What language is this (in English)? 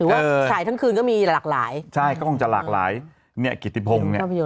Thai